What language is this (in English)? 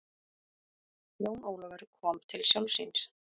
Icelandic